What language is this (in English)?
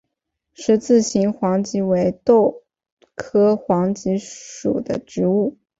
Chinese